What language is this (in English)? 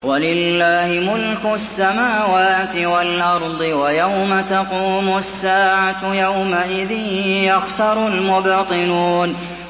Arabic